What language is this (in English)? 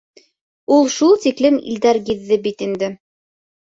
Bashkir